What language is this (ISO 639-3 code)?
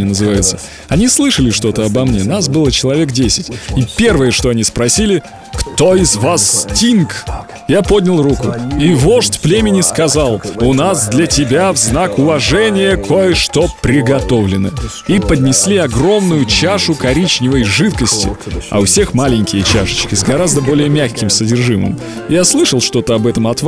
rus